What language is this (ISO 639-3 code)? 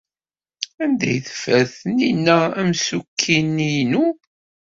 kab